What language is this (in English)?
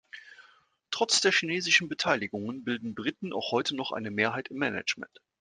German